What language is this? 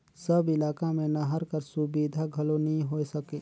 Chhattisgarhi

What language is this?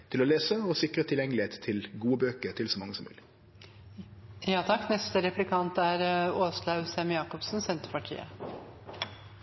Norwegian Nynorsk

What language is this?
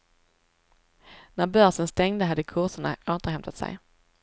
Swedish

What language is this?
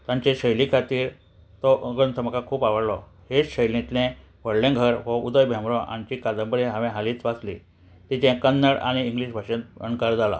Konkani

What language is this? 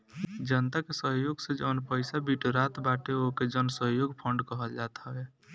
Bhojpuri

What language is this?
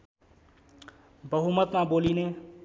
Nepali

